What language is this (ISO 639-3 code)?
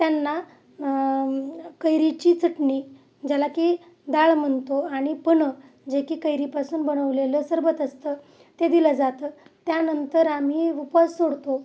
mar